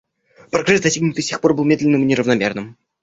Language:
Russian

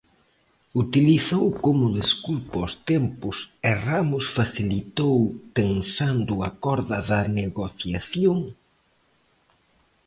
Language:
Galician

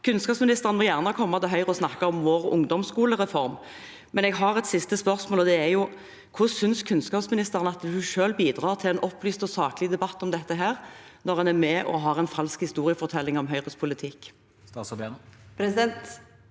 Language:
Norwegian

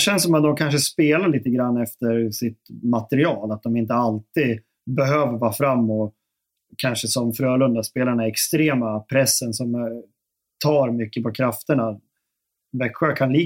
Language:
Swedish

